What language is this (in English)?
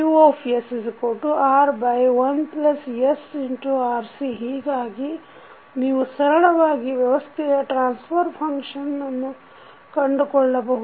Kannada